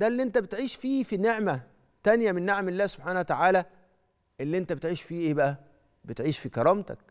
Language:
Arabic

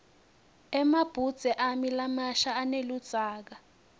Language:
Swati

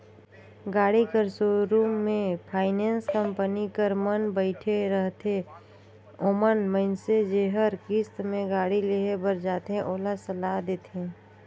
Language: Chhattisgarhi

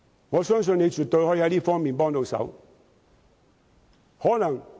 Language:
Cantonese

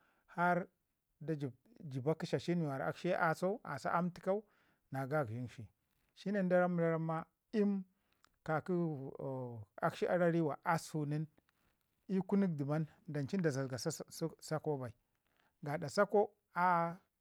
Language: Ngizim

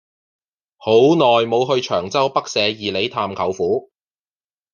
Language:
Cantonese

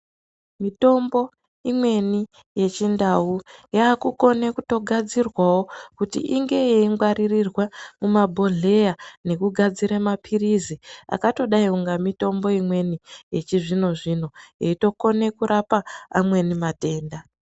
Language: Ndau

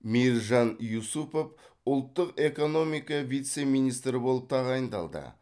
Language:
Kazakh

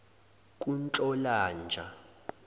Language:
Zulu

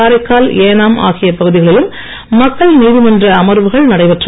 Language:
Tamil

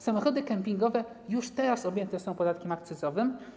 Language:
Polish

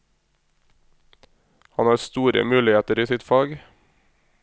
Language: Norwegian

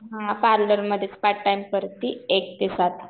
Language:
Marathi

